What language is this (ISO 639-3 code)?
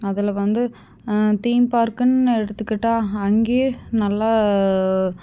tam